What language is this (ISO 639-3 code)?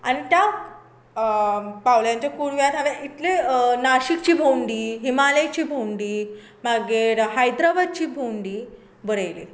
kok